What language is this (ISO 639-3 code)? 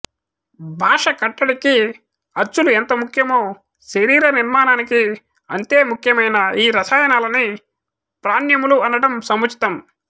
tel